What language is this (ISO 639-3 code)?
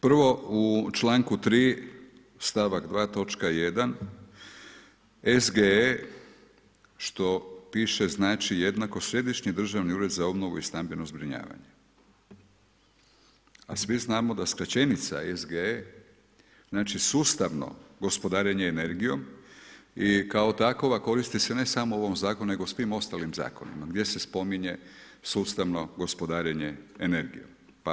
hrv